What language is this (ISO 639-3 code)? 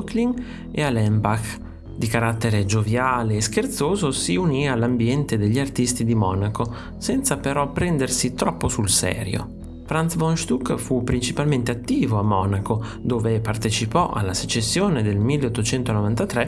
ita